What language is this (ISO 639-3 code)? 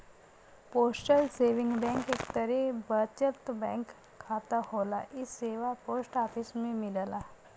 bho